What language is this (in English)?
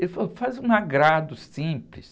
Portuguese